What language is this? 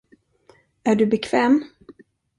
Swedish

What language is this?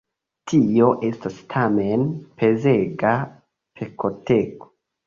Esperanto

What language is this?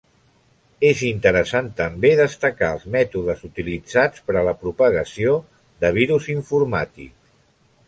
Catalan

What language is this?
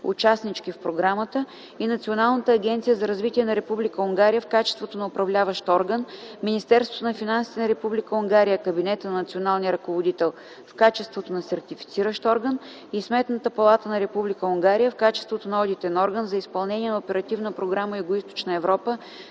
Bulgarian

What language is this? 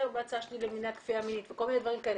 Hebrew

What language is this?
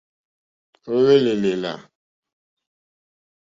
Mokpwe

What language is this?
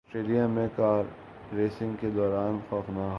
Urdu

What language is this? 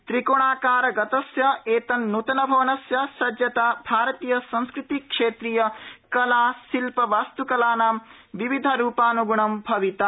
Sanskrit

